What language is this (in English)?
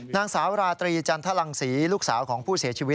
Thai